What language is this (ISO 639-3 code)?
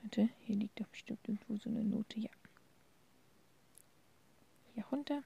deu